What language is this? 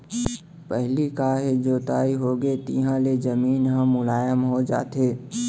Chhattisgarhi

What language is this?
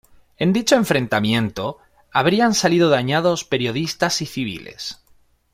Spanish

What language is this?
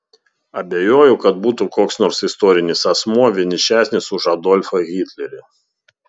Lithuanian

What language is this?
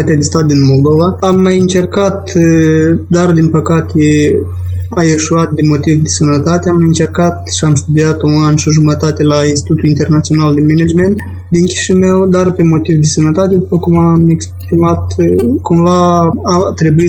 Romanian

